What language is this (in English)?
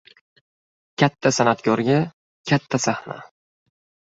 Uzbek